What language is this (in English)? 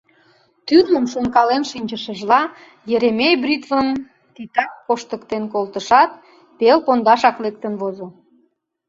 Mari